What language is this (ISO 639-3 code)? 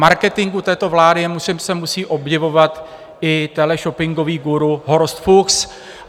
ces